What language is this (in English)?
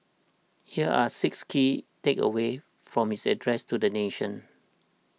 English